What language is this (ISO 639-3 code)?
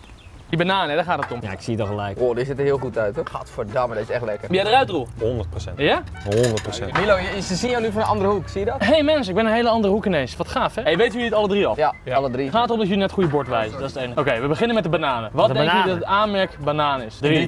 nld